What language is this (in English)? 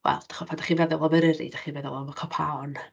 Welsh